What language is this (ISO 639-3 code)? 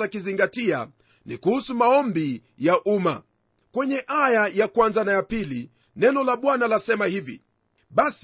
swa